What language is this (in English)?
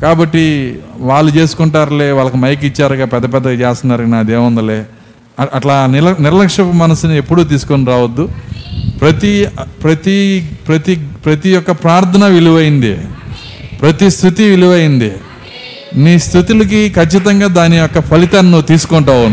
Telugu